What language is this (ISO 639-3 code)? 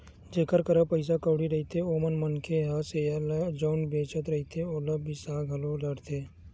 hne